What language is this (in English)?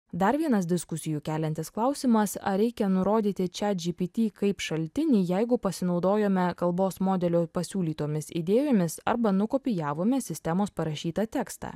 Lithuanian